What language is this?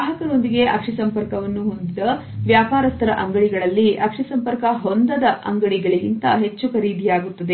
Kannada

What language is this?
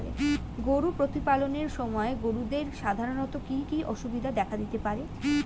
Bangla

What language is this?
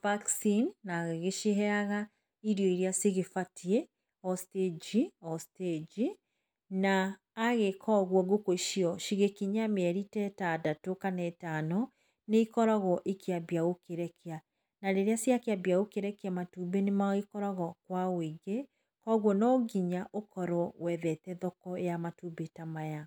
Kikuyu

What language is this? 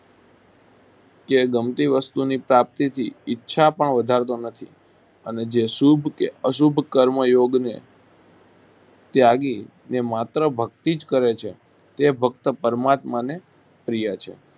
Gujarati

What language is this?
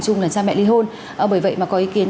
Vietnamese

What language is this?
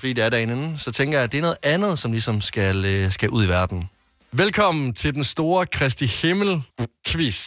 Danish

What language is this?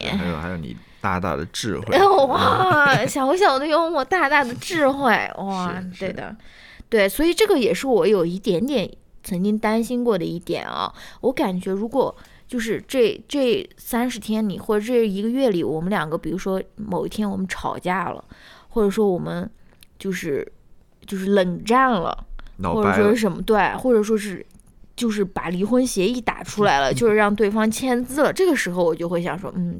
Chinese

